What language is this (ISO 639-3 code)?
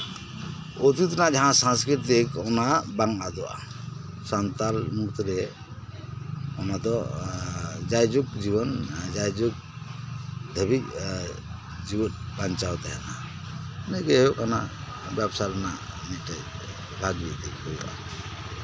sat